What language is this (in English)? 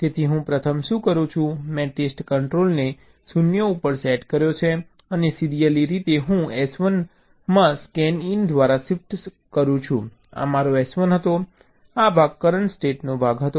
Gujarati